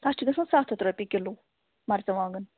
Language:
Kashmiri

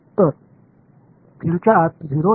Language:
Marathi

